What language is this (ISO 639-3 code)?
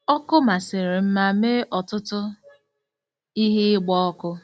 ibo